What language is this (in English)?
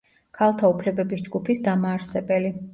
Georgian